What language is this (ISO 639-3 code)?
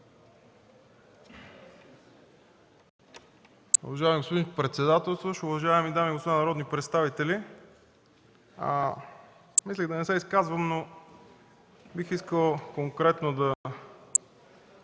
bul